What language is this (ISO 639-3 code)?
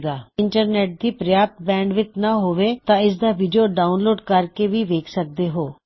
pan